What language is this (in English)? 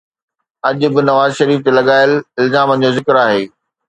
Sindhi